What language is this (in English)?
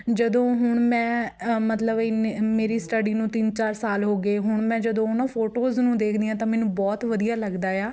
Punjabi